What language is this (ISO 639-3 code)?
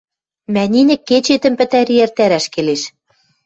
mrj